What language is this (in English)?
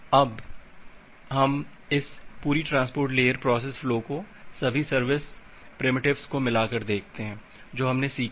Hindi